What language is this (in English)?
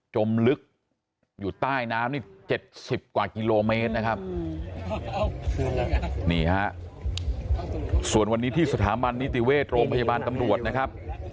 Thai